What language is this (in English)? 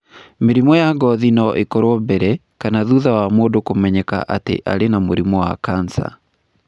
Kikuyu